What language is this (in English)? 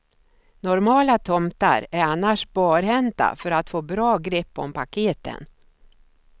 Swedish